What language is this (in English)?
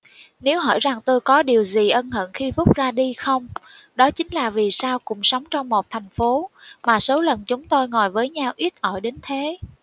Vietnamese